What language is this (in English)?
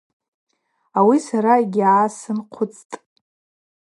Abaza